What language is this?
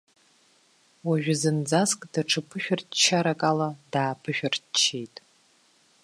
Abkhazian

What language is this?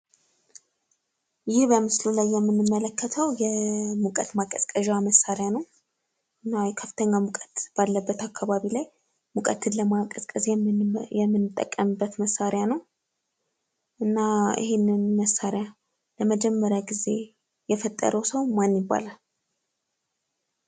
Amharic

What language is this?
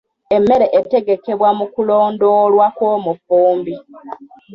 Ganda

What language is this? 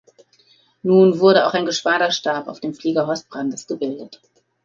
German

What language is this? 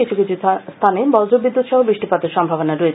Bangla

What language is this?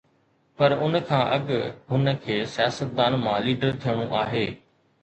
Sindhi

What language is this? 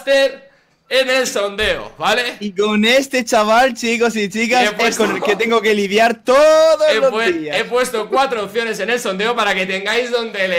Spanish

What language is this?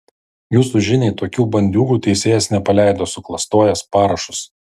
Lithuanian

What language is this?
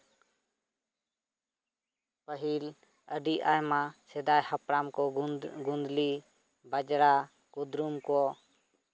Santali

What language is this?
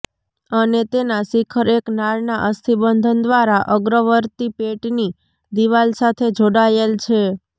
Gujarati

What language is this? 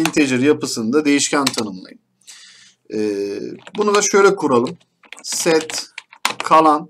Turkish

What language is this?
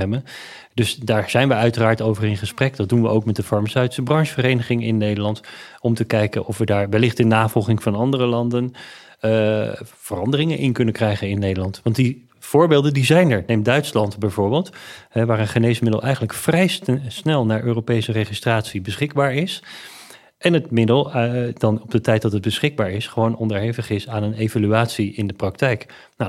Dutch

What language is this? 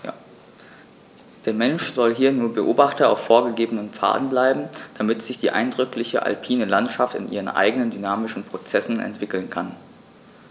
German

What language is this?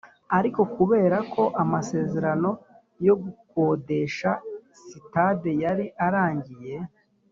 Kinyarwanda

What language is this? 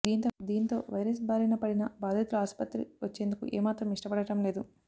Telugu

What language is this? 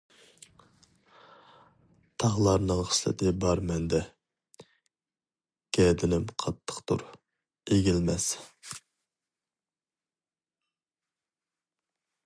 Uyghur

